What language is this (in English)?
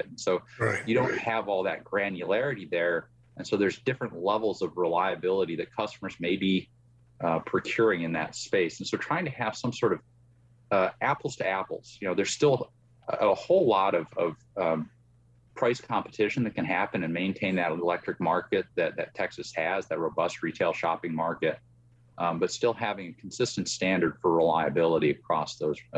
English